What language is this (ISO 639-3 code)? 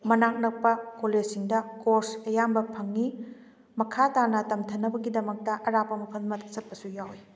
mni